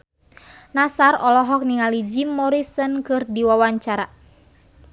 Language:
Sundanese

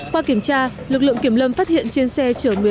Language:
Vietnamese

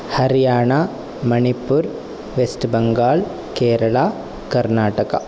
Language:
Sanskrit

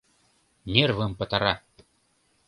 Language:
Mari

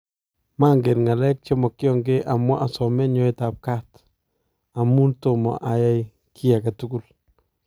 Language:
Kalenjin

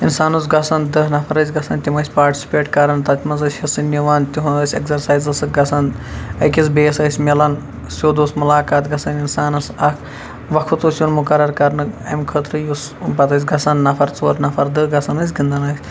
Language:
Kashmiri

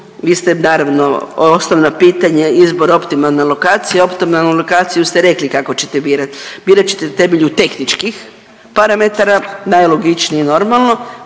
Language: Croatian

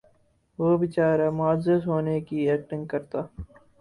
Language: Urdu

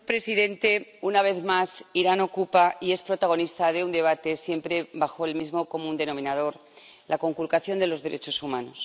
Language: Spanish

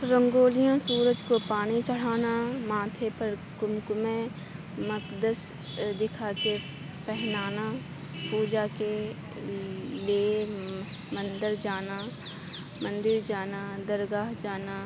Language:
Urdu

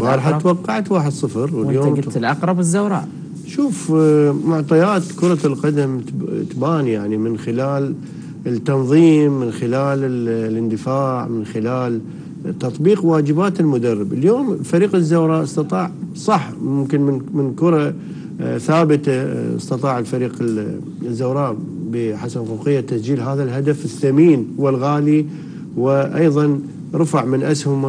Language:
Arabic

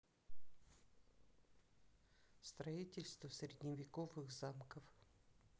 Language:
Russian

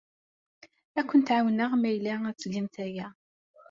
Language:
Kabyle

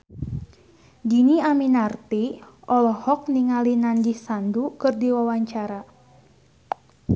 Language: Sundanese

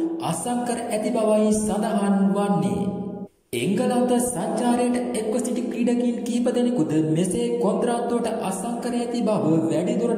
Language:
Romanian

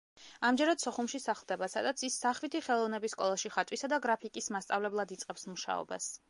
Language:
Georgian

